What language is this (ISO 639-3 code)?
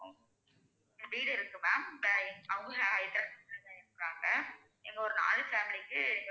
tam